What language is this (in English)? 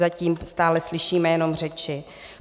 Czech